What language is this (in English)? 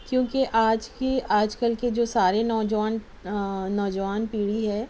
Urdu